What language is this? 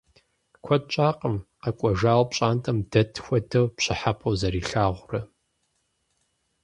Kabardian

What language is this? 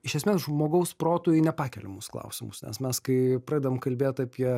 Lithuanian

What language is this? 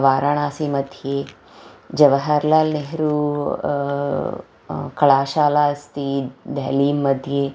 Sanskrit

